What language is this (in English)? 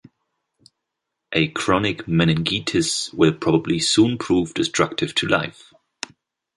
English